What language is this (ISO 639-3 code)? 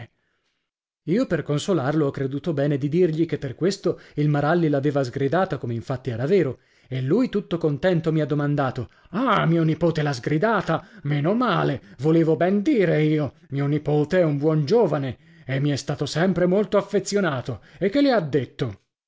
ita